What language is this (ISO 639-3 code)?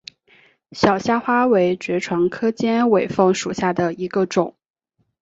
zho